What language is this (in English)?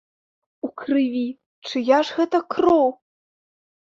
Belarusian